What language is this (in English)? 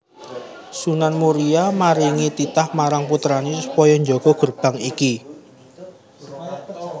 Javanese